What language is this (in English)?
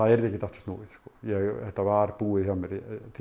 Icelandic